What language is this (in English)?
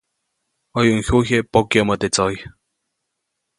Copainalá Zoque